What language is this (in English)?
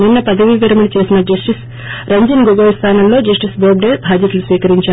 Telugu